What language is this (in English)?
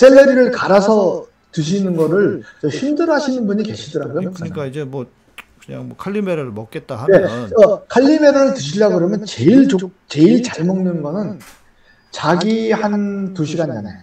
Korean